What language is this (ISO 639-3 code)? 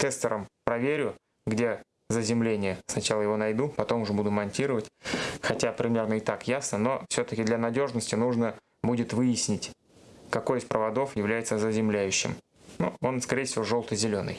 rus